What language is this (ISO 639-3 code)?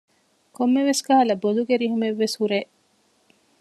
div